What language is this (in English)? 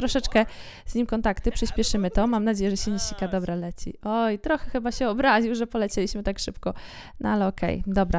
Polish